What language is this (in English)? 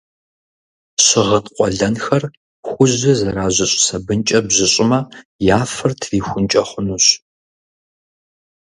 Kabardian